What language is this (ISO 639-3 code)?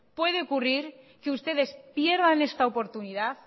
spa